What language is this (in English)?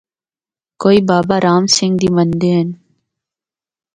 Northern Hindko